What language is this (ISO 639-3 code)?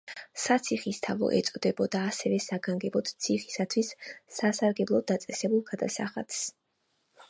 kat